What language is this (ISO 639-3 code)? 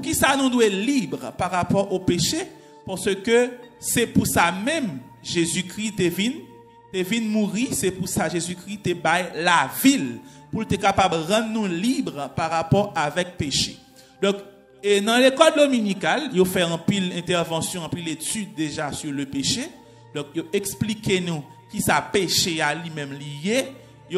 fra